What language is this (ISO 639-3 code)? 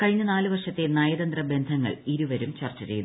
mal